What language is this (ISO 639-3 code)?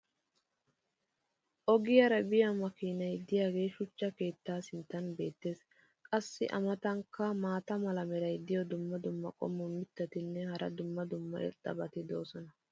wal